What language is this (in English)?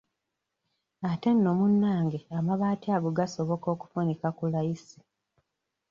Ganda